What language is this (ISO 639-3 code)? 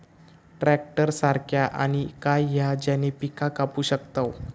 mar